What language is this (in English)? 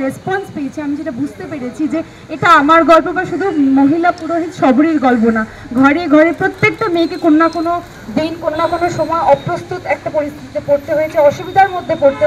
Hindi